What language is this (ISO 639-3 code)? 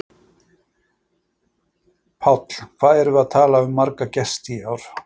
isl